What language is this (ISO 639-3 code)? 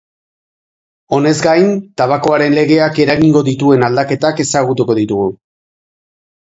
eus